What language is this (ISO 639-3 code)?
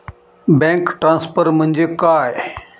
mar